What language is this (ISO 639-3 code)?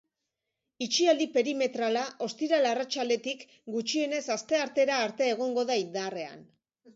eus